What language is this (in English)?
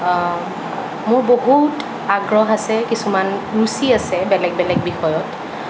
Assamese